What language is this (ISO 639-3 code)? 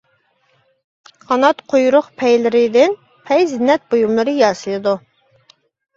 uig